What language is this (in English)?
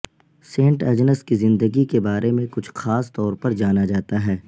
Urdu